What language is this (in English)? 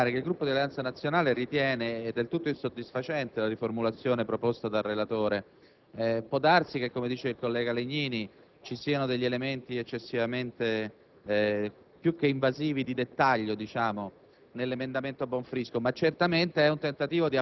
Italian